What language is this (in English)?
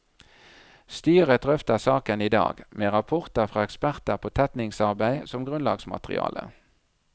Norwegian